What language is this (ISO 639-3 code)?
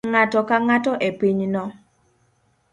luo